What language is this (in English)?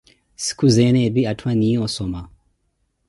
Koti